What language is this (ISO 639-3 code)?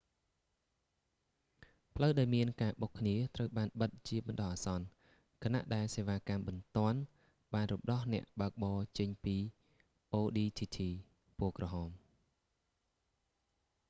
khm